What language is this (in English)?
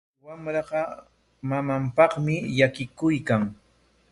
Corongo Ancash Quechua